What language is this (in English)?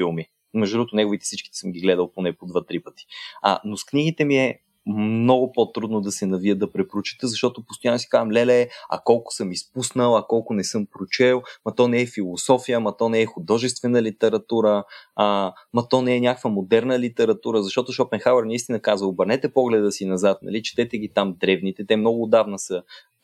Bulgarian